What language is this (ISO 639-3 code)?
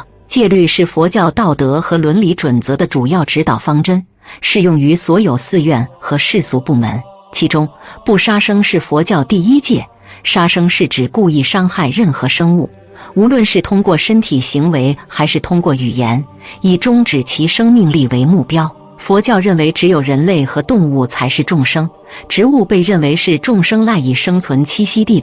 zho